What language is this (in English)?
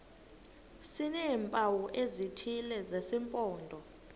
Xhosa